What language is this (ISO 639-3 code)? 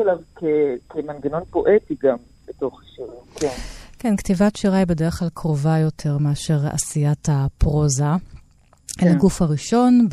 heb